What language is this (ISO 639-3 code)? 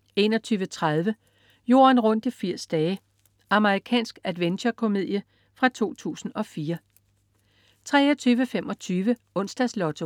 dan